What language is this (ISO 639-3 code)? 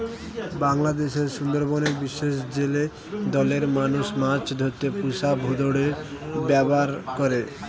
ben